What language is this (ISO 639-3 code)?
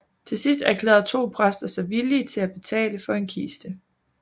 dan